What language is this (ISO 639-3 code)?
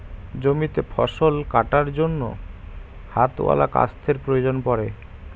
ben